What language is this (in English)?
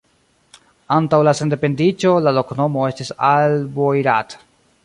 Esperanto